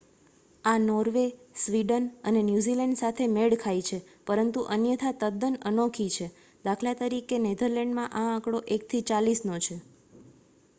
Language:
Gujarati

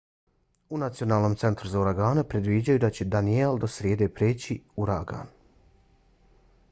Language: Bosnian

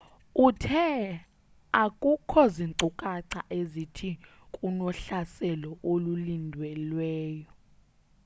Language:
Xhosa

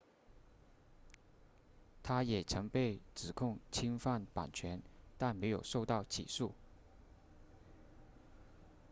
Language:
Chinese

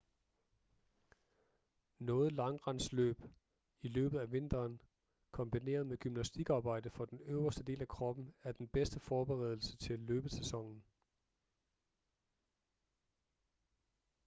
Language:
Danish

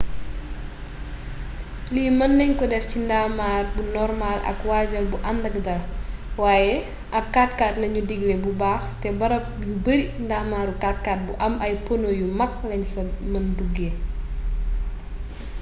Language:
Wolof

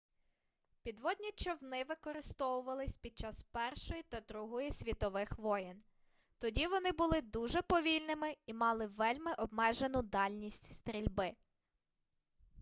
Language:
Ukrainian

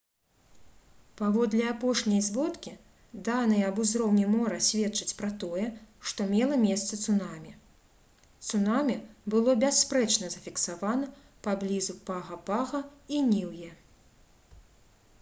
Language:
Belarusian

